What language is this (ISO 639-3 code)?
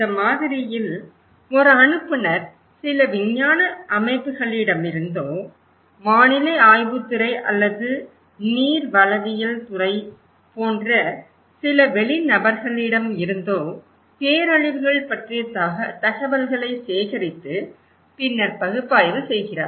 tam